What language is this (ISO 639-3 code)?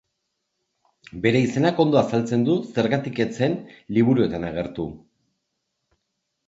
eus